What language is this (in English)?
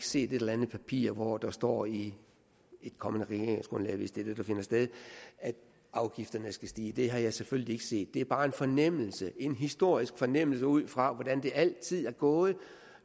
Danish